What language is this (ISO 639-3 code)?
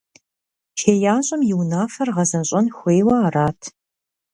kbd